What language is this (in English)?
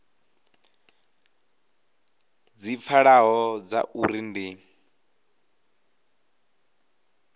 Venda